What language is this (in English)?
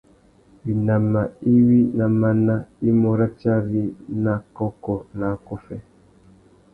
Tuki